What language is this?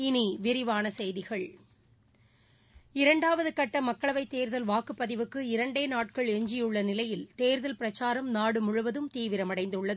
Tamil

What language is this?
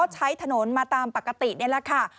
Thai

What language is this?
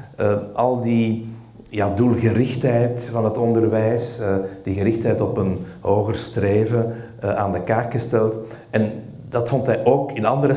Dutch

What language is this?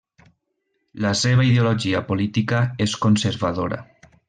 Catalan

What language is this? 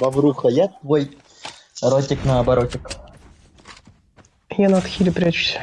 Russian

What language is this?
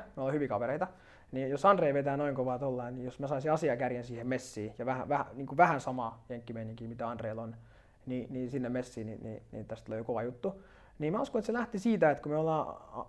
Finnish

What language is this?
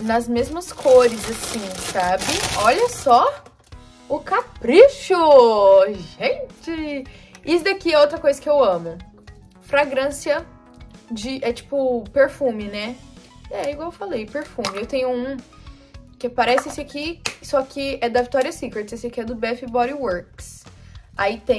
Portuguese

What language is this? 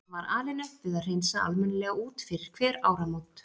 Icelandic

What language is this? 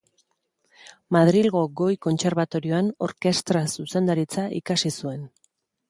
Basque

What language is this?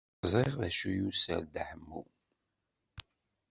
Kabyle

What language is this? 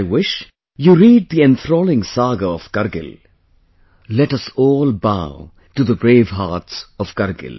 English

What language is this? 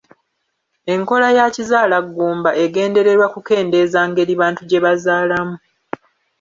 Ganda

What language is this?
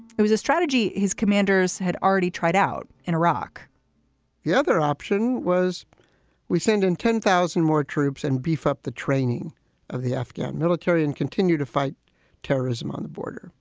English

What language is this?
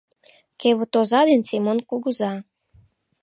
Mari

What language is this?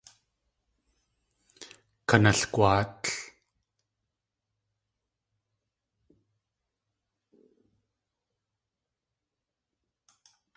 Tlingit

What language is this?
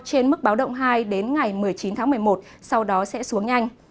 Vietnamese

